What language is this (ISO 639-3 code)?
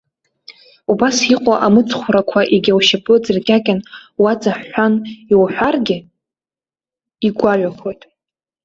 abk